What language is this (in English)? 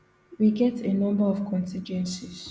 Nigerian Pidgin